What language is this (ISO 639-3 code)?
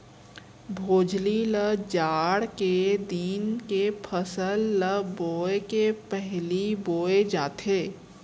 hne